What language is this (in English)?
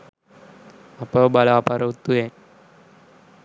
Sinhala